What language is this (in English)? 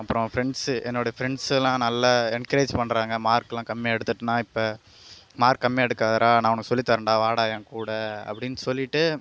Tamil